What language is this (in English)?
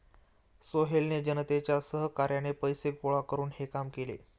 Marathi